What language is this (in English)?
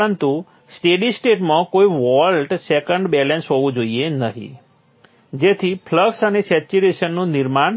Gujarati